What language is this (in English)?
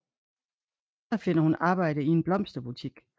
Danish